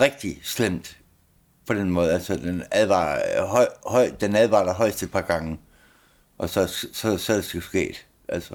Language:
Danish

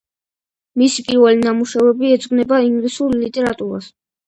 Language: Georgian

